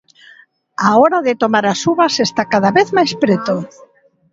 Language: Galician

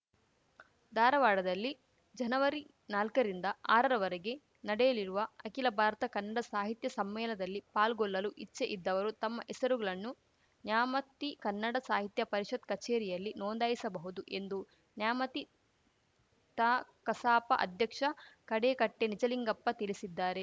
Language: Kannada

